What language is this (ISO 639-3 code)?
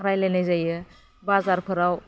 brx